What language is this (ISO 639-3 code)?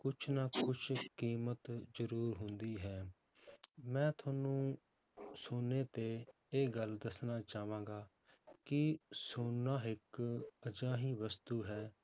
pan